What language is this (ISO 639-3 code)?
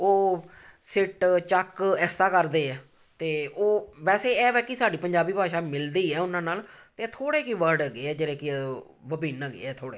pan